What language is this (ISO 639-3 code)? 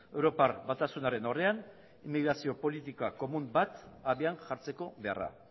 eus